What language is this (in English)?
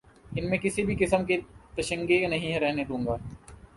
Urdu